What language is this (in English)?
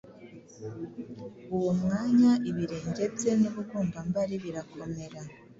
Kinyarwanda